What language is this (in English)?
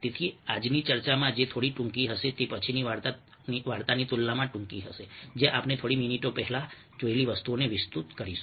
Gujarati